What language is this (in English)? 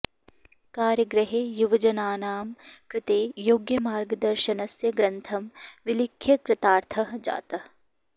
Sanskrit